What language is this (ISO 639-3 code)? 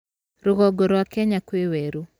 kik